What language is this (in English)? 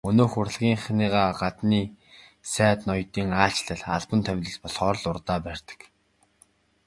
Mongolian